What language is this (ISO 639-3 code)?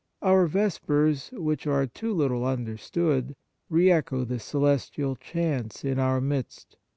eng